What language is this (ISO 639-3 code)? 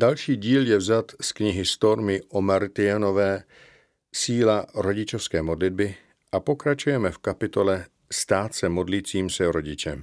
ces